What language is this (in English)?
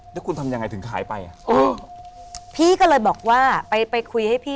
Thai